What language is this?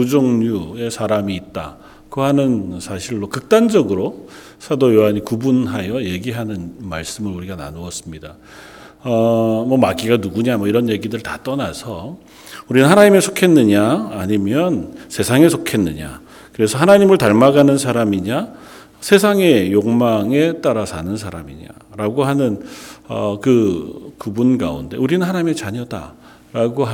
Korean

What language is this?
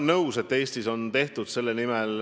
Estonian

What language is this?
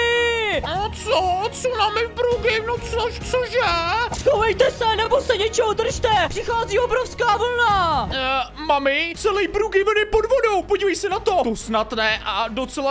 Czech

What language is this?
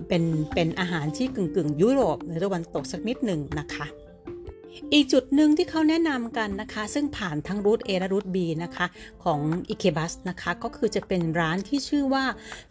Thai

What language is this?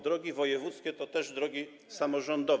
Polish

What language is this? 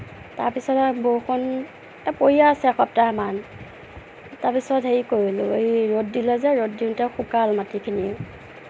Assamese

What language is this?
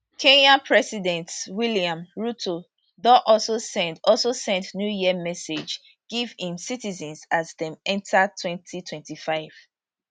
Nigerian Pidgin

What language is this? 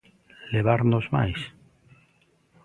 Galician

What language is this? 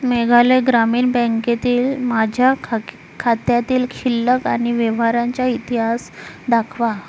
Marathi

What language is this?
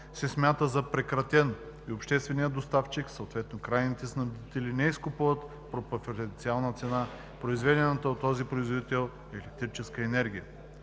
Bulgarian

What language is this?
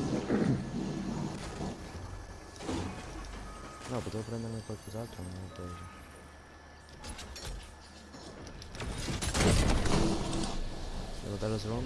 Italian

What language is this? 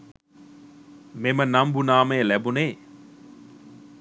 Sinhala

